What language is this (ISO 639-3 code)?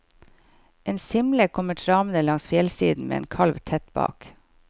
nor